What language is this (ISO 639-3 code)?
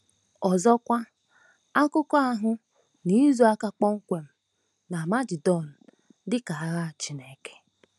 ibo